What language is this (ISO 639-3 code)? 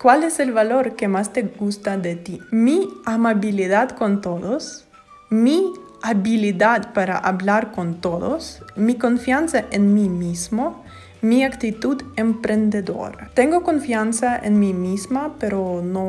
spa